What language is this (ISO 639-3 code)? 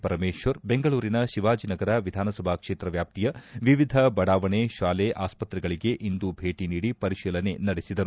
kan